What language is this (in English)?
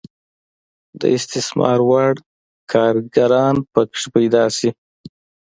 Pashto